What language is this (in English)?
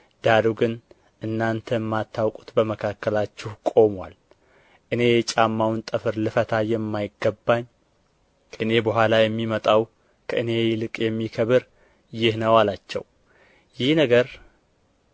Amharic